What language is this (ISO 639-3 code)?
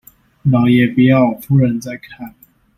zho